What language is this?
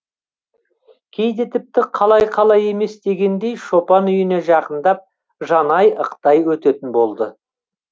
Kazakh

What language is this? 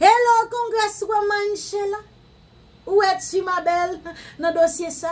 French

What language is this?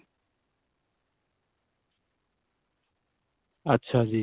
Punjabi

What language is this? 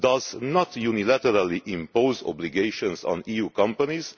English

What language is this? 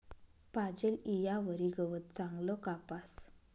Marathi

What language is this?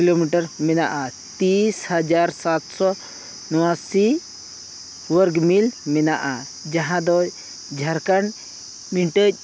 Santali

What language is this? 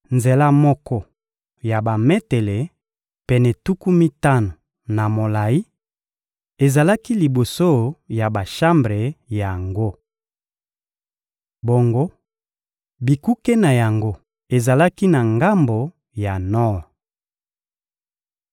Lingala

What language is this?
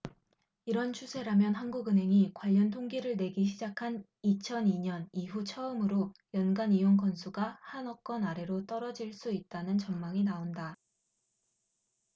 Korean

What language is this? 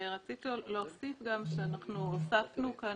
Hebrew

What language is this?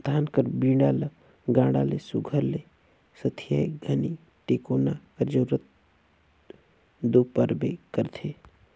Chhattisgarhi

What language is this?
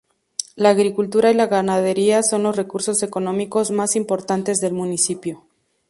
Spanish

